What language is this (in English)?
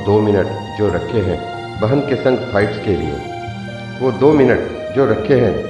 Hindi